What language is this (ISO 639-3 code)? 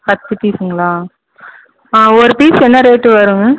tam